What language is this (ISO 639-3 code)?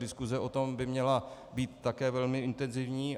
ces